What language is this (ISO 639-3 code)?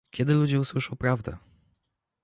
pol